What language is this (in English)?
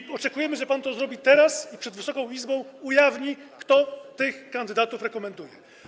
Polish